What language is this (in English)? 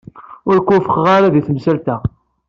Kabyle